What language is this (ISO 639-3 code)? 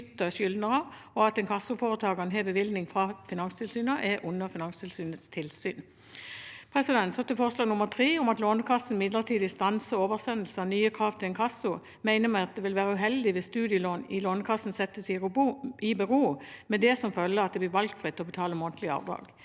nor